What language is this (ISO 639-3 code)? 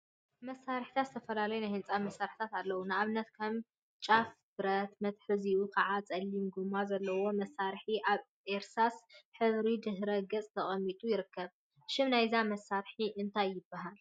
tir